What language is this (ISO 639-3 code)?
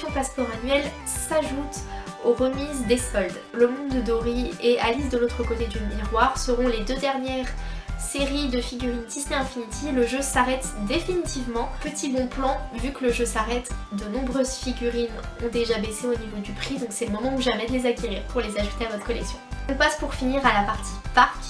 fra